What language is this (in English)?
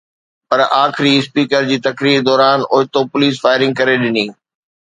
Sindhi